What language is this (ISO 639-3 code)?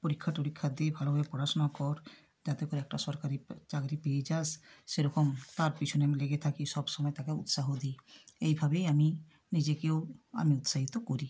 ben